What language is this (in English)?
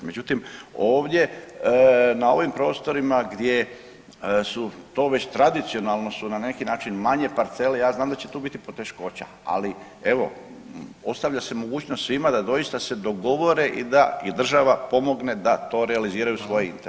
Croatian